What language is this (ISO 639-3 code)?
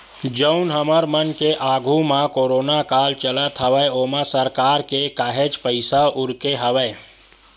hne